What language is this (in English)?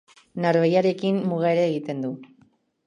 Basque